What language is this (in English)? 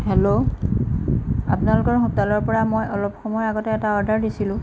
Assamese